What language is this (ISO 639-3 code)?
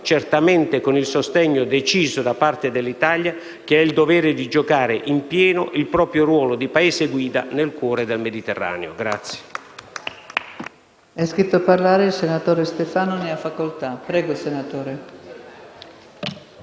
ita